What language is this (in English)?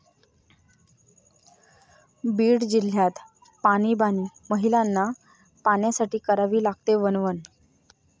Marathi